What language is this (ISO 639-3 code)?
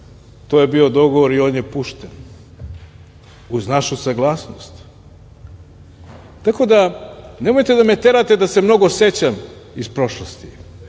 srp